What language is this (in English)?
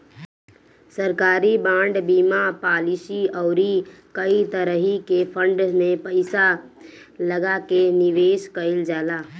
Bhojpuri